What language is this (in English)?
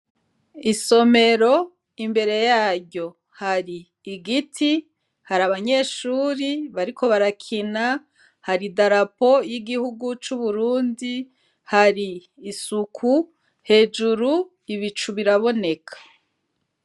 Rundi